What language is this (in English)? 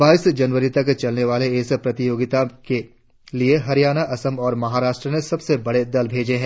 Hindi